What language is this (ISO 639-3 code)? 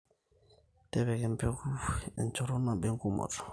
mas